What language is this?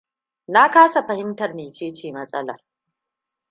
Hausa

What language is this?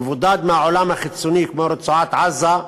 Hebrew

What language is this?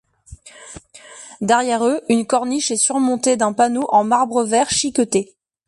French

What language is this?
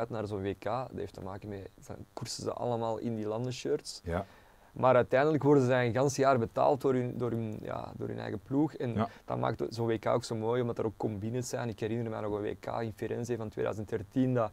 Dutch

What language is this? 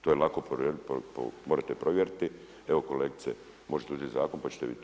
Croatian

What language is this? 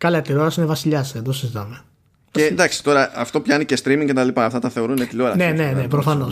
Greek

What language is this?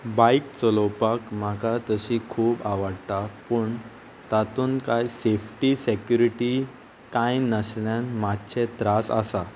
Konkani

